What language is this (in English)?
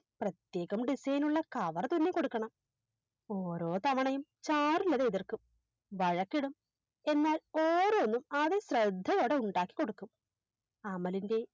Malayalam